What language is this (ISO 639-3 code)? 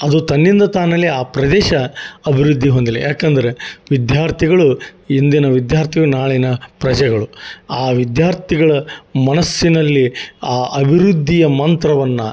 kan